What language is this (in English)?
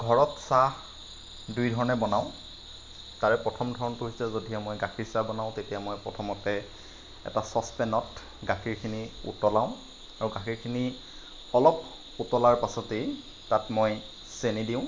Assamese